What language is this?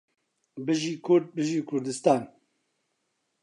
Central Kurdish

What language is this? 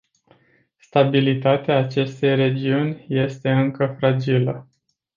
Romanian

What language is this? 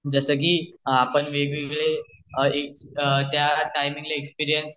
Marathi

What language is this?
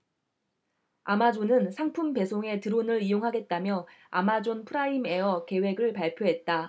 Korean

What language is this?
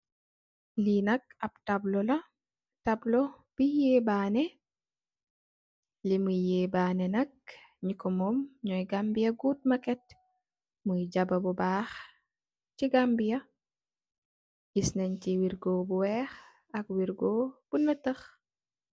Wolof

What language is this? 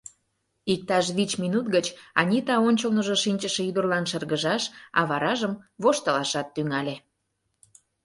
Mari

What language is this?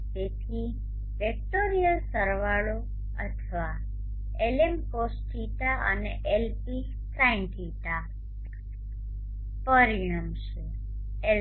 Gujarati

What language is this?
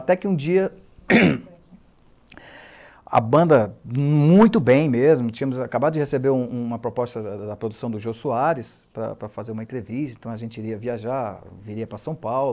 Portuguese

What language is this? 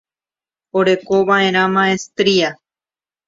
Guarani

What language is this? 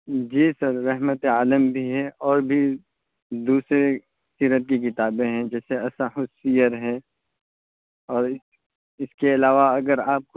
Urdu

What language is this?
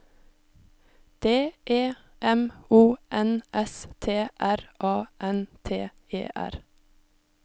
Norwegian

